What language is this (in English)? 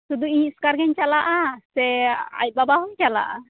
Santali